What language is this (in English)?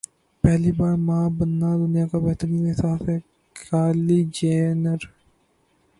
Urdu